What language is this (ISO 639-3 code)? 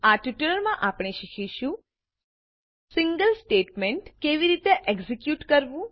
guj